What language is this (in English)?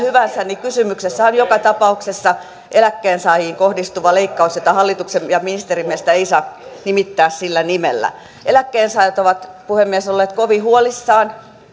Finnish